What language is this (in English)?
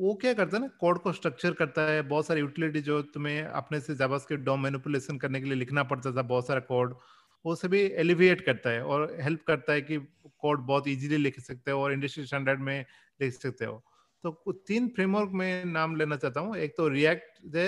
Hindi